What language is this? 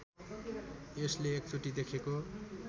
Nepali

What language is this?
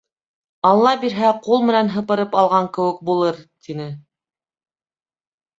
Bashkir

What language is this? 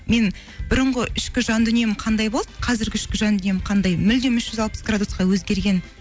Kazakh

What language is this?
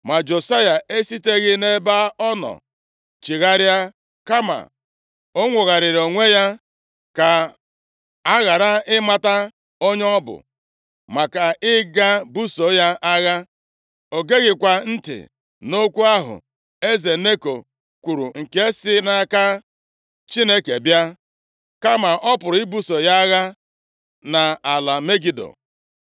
Igbo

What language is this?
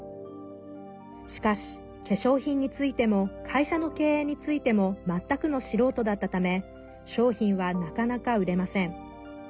Japanese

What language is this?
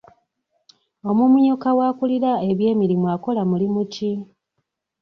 Ganda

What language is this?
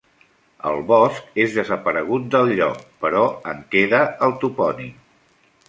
Catalan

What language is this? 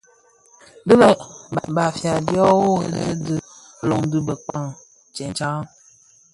Bafia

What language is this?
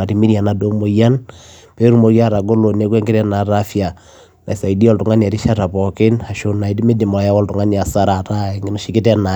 Masai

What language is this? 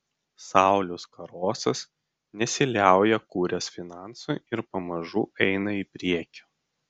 Lithuanian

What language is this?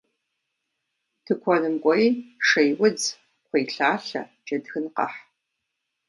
Kabardian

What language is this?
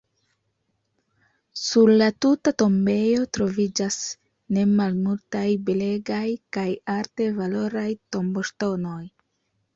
Esperanto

